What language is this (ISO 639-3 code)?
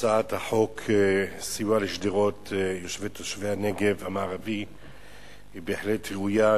heb